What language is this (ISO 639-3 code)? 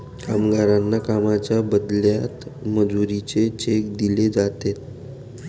mar